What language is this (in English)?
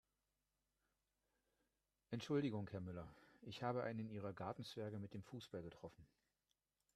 German